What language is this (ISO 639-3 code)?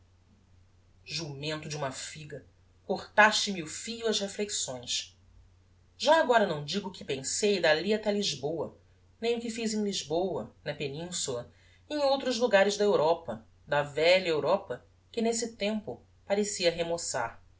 por